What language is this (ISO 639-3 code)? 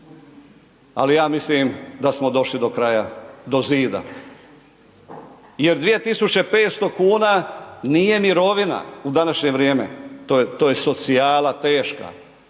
hrv